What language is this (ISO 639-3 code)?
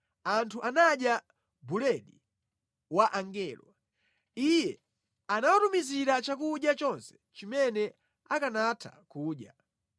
nya